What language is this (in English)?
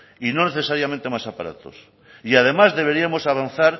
Spanish